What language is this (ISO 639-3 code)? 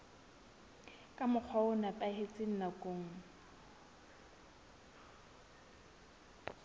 sot